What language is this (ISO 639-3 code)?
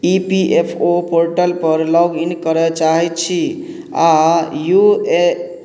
mai